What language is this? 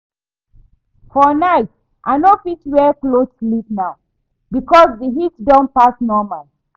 Nigerian Pidgin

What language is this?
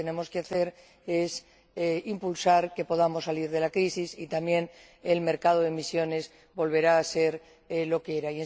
Spanish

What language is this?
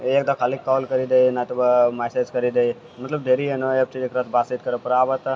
Maithili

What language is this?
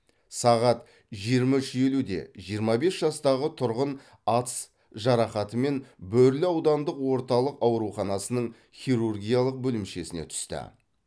Kazakh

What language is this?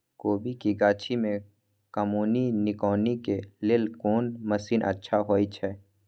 Maithili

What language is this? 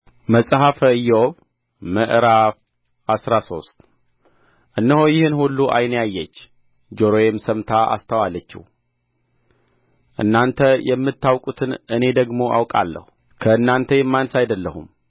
Amharic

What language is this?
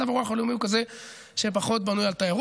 Hebrew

